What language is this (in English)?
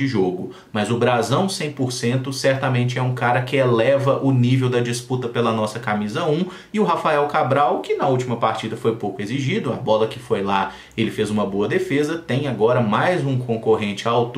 Portuguese